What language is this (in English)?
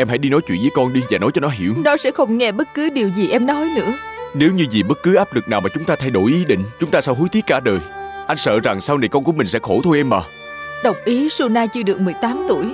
Vietnamese